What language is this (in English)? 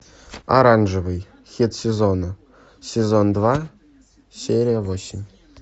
Russian